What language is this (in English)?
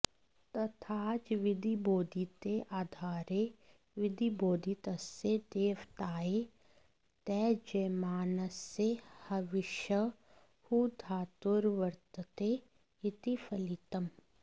Sanskrit